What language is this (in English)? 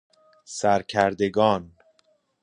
Persian